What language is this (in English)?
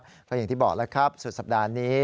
Thai